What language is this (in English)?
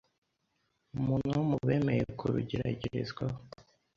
Kinyarwanda